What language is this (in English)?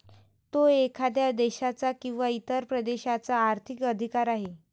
Marathi